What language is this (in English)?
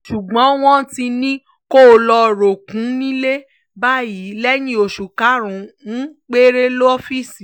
Yoruba